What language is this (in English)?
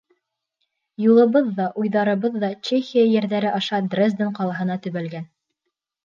Bashkir